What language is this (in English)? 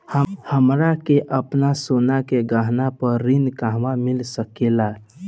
Bhojpuri